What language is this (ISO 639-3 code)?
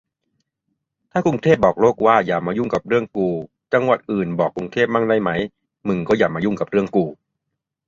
tha